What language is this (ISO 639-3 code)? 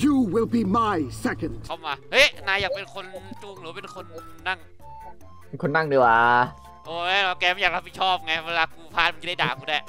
tha